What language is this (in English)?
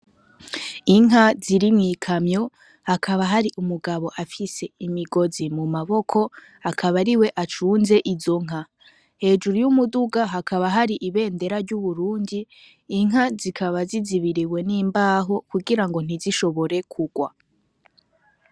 Rundi